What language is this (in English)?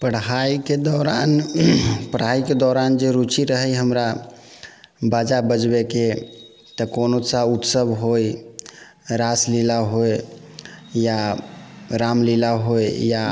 Maithili